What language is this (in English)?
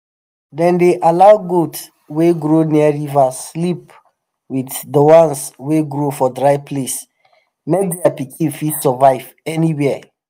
Nigerian Pidgin